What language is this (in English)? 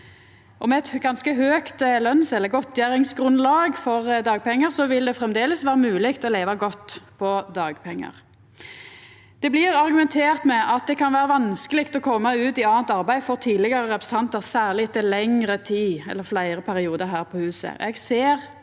Norwegian